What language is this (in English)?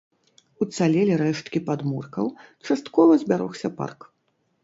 Belarusian